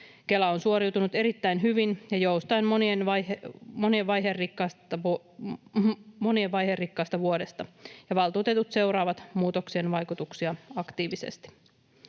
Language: Finnish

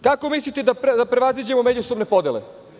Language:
Serbian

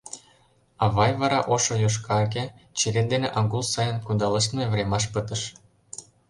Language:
Mari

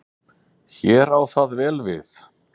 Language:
Icelandic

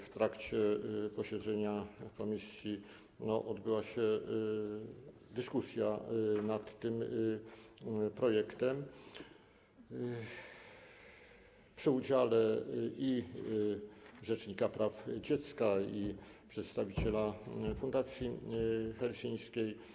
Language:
Polish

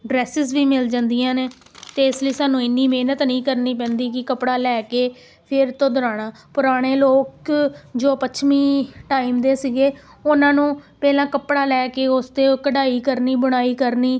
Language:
Punjabi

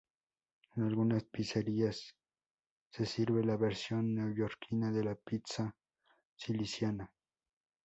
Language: Spanish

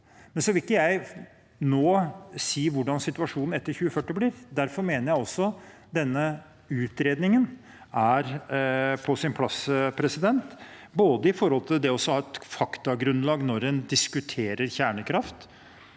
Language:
Norwegian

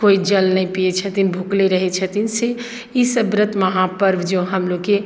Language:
Maithili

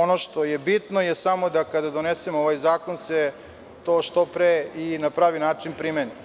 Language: Serbian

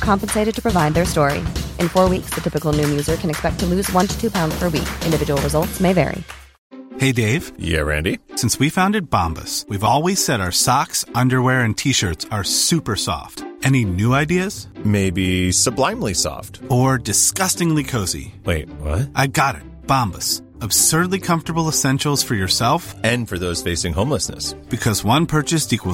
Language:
Persian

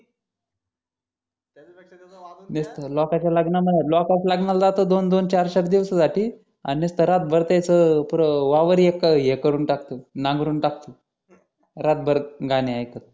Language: Marathi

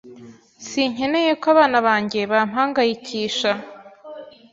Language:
Kinyarwanda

